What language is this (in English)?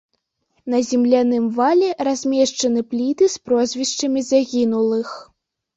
Belarusian